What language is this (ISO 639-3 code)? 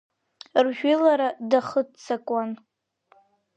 abk